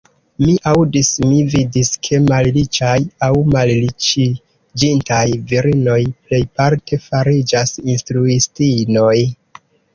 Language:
Esperanto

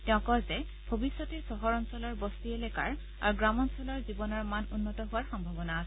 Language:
Assamese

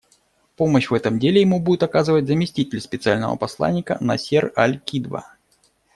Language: Russian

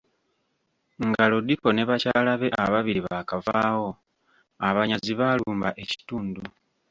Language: Ganda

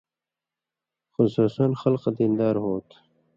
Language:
Indus Kohistani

